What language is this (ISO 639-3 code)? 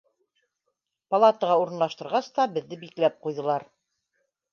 bak